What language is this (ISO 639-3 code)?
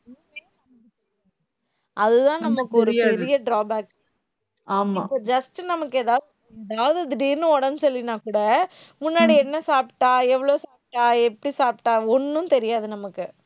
tam